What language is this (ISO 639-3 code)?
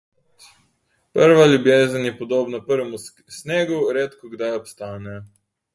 slv